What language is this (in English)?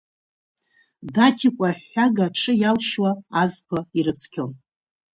Abkhazian